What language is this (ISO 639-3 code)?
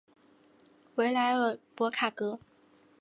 zho